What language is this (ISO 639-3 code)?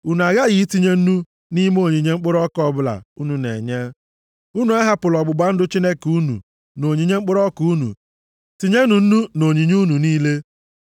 ibo